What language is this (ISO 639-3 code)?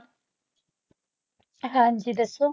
pan